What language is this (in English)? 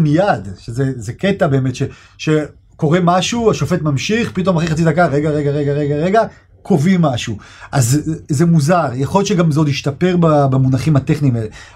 Hebrew